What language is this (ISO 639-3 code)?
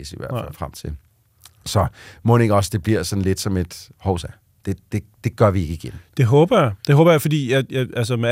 dan